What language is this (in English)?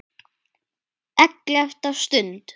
Icelandic